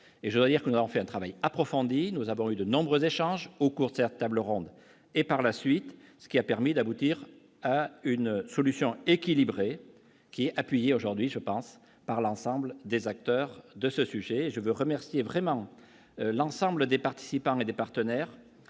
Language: French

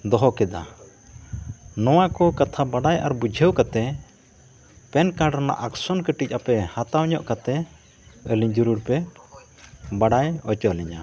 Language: Santali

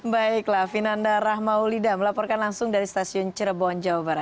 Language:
Indonesian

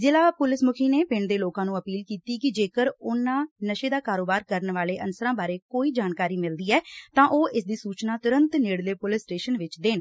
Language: Punjabi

